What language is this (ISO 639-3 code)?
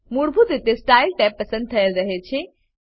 guj